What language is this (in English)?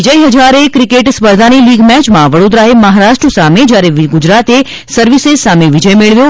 Gujarati